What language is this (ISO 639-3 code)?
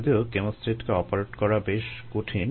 ben